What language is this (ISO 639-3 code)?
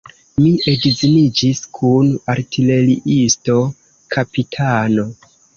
epo